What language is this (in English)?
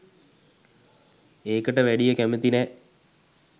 Sinhala